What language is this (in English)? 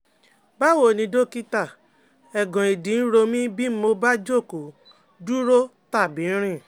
Yoruba